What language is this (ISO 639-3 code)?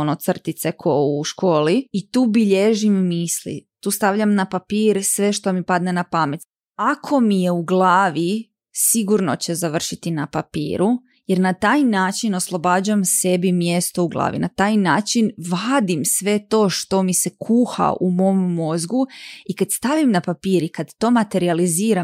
hrv